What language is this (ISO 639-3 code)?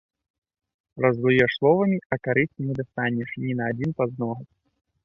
bel